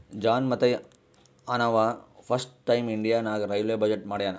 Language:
Kannada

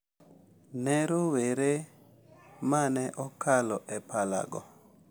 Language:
Luo (Kenya and Tanzania)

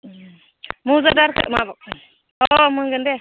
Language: Bodo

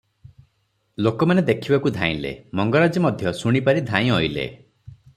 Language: Odia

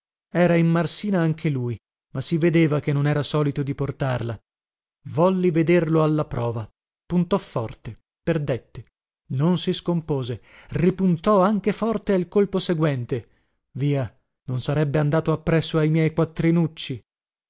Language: Italian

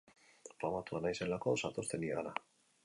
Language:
Basque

